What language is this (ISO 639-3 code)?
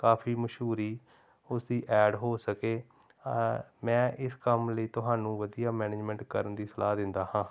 pan